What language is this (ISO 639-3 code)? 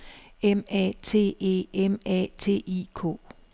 dan